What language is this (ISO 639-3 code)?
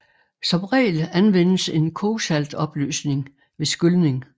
dan